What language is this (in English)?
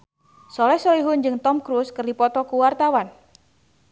Sundanese